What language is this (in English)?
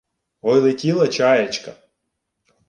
Ukrainian